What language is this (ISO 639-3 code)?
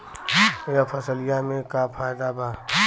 bho